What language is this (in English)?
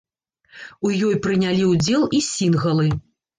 Belarusian